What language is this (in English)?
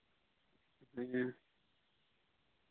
Santali